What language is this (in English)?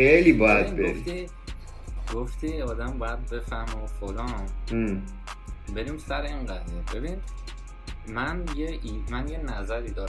Persian